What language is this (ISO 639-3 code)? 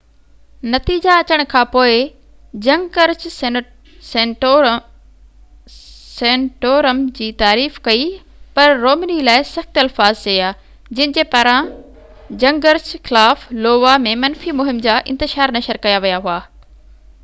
snd